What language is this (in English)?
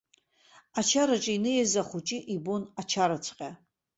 Abkhazian